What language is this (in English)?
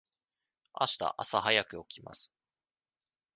Japanese